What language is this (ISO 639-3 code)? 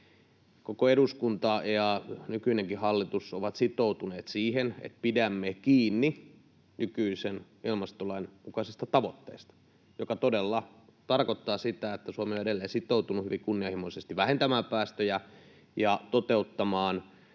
fin